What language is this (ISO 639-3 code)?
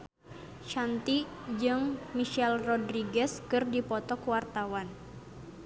sun